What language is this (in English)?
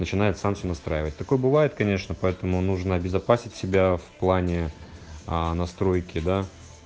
Russian